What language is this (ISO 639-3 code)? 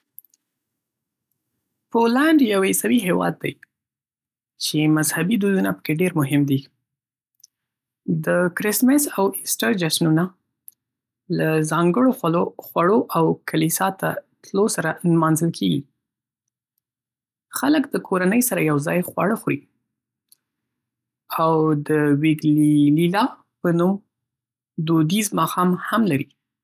pus